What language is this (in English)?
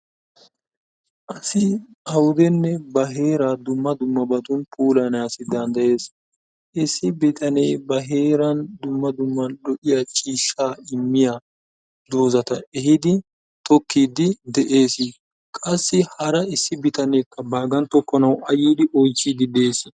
Wolaytta